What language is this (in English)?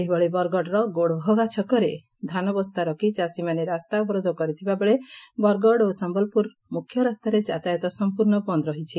Odia